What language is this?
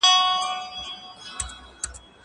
Pashto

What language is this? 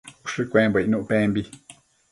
Matsés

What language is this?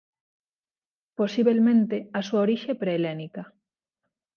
Galician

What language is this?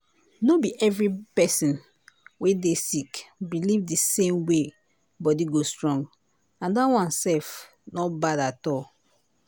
Nigerian Pidgin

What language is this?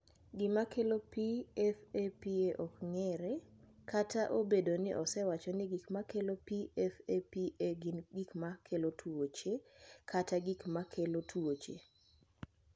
Luo (Kenya and Tanzania)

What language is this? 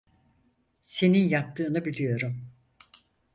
Turkish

